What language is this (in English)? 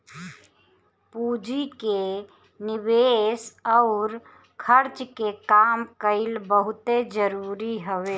Bhojpuri